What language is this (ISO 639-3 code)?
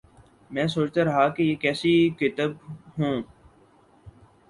urd